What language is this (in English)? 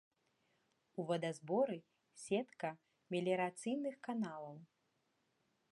Belarusian